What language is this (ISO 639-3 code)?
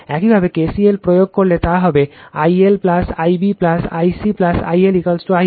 ben